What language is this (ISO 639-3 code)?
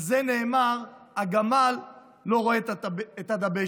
heb